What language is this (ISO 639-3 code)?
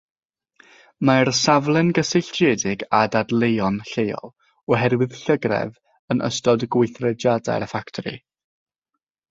cym